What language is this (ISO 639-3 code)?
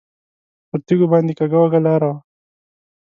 pus